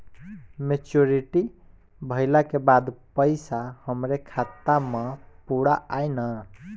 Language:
Bhojpuri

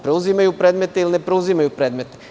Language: Serbian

